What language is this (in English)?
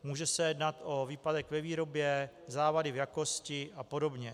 Czech